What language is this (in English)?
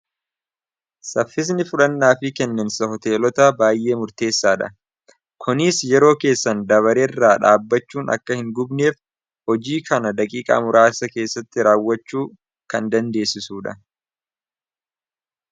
Oromo